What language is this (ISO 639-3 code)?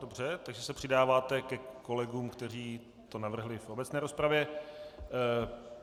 ces